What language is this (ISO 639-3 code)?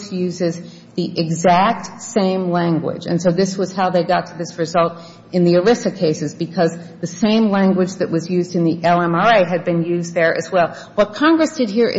eng